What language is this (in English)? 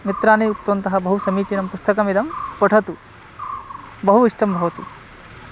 Sanskrit